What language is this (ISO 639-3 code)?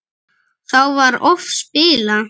isl